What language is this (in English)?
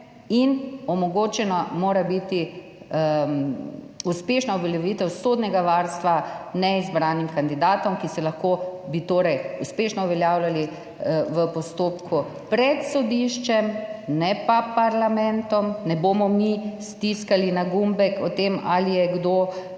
Slovenian